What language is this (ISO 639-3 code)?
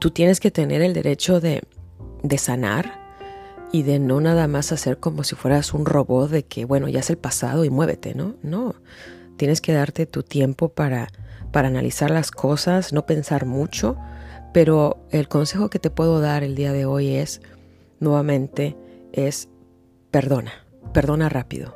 spa